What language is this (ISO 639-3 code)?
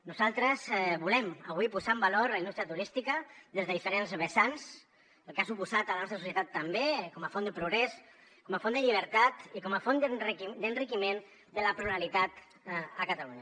cat